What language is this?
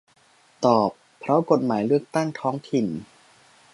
Thai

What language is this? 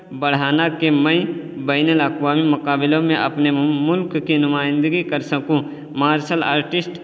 Urdu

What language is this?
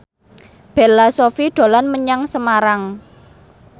Javanese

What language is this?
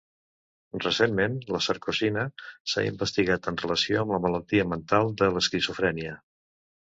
Catalan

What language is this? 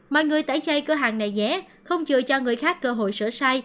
Vietnamese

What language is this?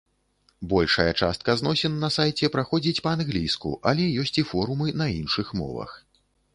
Belarusian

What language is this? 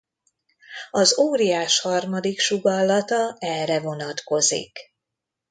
Hungarian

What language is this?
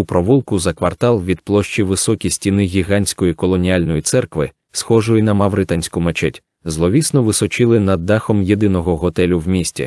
Ukrainian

